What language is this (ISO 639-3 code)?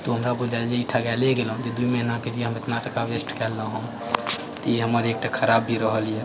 mai